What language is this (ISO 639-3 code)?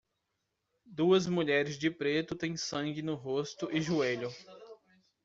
por